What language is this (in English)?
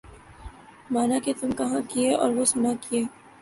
Urdu